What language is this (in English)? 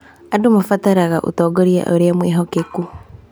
Kikuyu